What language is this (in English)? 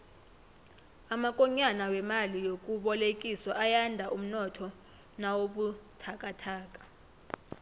South Ndebele